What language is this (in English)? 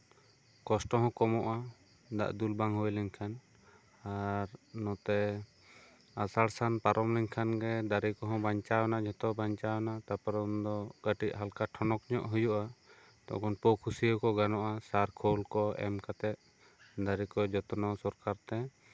Santali